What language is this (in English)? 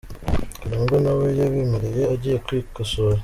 Kinyarwanda